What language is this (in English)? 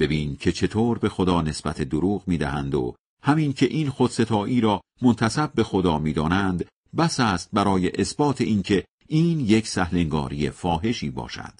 Persian